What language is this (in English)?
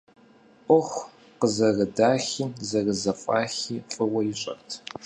Kabardian